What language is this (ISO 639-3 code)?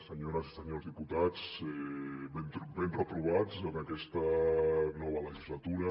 cat